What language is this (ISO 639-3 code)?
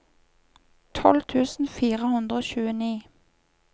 nor